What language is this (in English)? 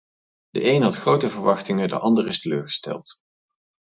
Dutch